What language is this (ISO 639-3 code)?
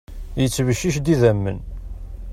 kab